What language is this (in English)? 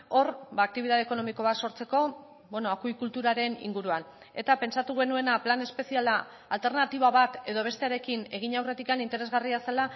Basque